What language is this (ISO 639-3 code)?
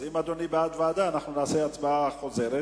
heb